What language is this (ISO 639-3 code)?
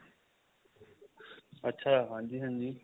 pan